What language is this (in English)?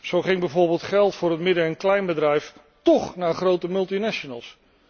Dutch